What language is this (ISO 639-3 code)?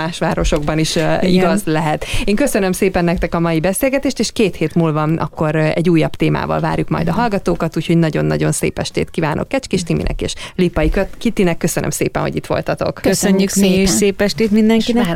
hun